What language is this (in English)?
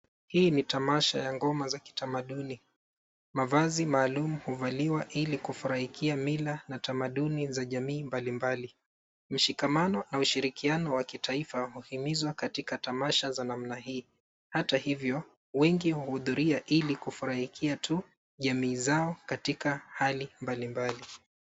Swahili